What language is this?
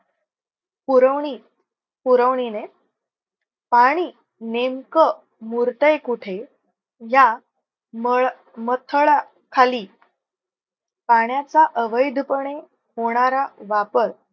Marathi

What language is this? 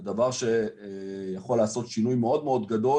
Hebrew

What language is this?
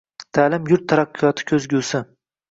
Uzbek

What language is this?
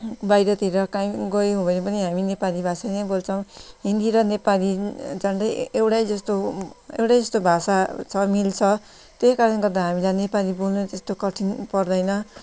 Nepali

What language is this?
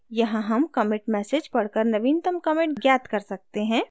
Hindi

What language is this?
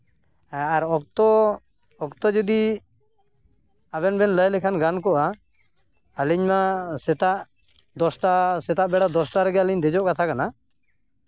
Santali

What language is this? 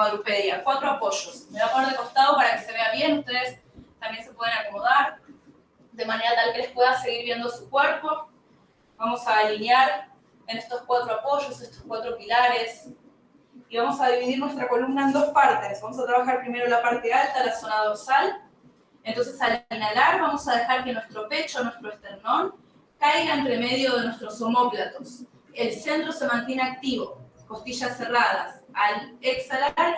Spanish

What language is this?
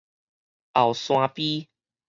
Min Nan Chinese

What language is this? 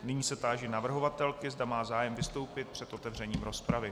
Czech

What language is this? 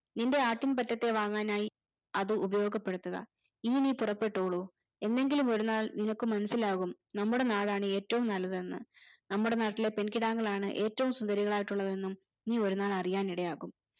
Malayalam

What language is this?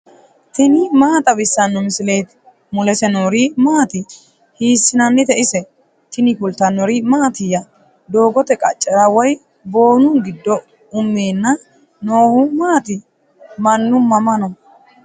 Sidamo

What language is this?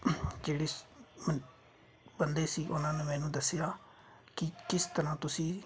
Punjabi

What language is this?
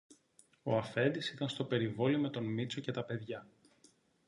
Greek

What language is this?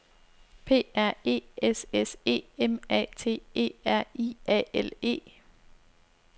Danish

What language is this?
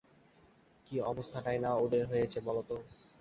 Bangla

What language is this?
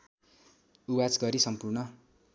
Nepali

